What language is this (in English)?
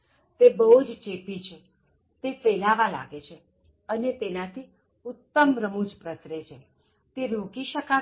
Gujarati